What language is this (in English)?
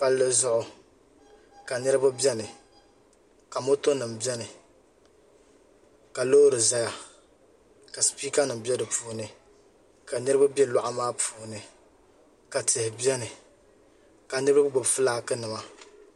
Dagbani